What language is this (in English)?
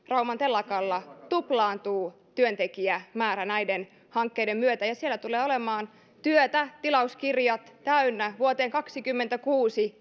Finnish